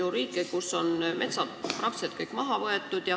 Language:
Estonian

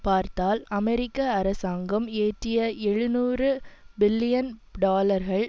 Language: Tamil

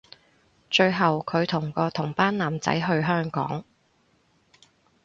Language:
Cantonese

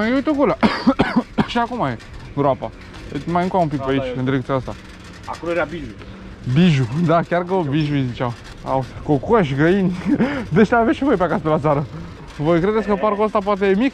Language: Romanian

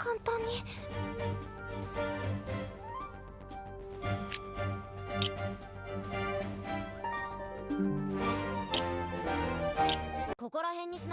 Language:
Indonesian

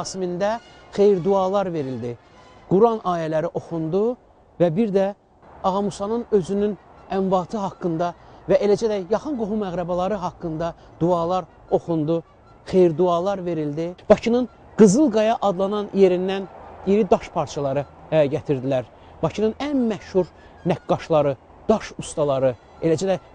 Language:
Turkish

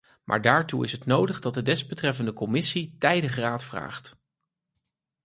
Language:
Dutch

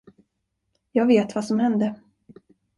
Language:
Swedish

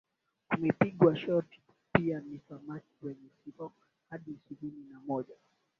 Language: Swahili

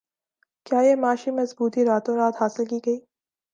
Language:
Urdu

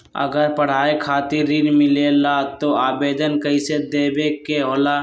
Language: Magahi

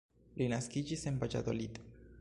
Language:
Esperanto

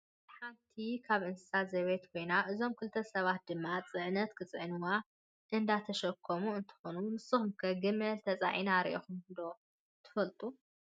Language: Tigrinya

